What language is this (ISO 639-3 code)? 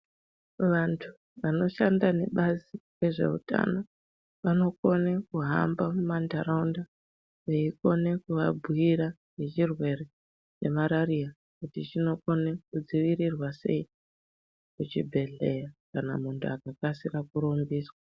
ndc